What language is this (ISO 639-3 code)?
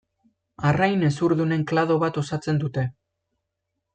eus